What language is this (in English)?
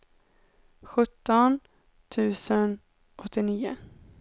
Swedish